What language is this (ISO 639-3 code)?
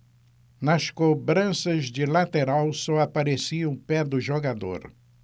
por